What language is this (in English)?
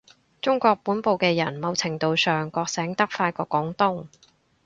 Cantonese